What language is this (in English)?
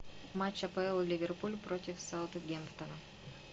Russian